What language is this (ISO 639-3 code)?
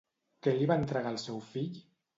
cat